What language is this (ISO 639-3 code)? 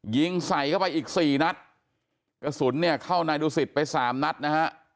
tha